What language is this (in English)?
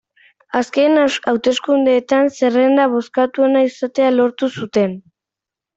Basque